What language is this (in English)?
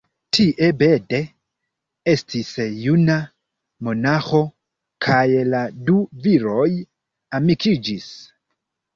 Esperanto